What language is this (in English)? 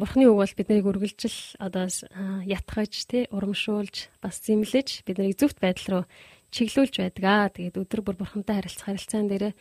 Korean